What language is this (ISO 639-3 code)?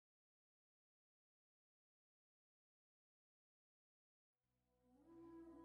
urd